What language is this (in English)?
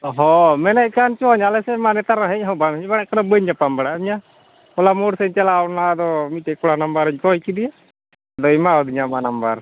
Santali